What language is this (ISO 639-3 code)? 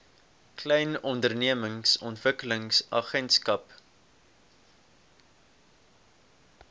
afr